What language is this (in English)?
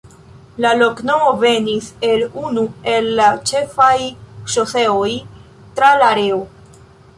Esperanto